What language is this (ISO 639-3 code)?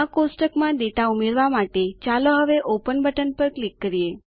guj